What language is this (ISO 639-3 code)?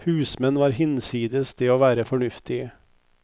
nor